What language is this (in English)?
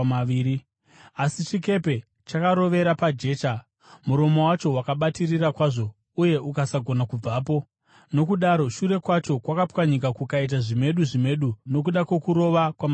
Shona